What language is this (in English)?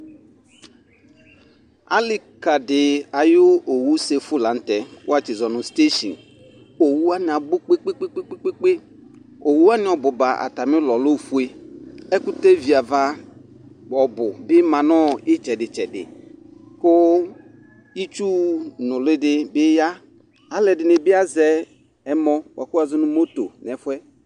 Ikposo